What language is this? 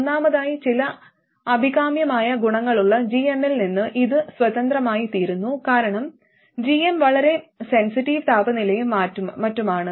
Malayalam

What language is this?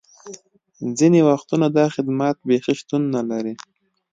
Pashto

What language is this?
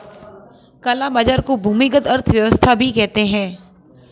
Hindi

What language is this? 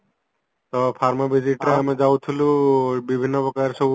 Odia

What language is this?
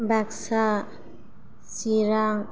Bodo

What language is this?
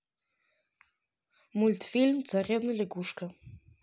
Russian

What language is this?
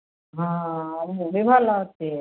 Odia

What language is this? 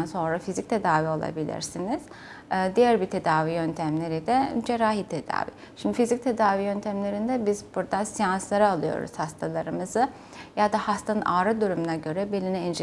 Turkish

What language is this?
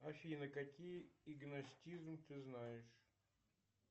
Russian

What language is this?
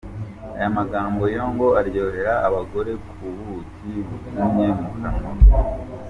Kinyarwanda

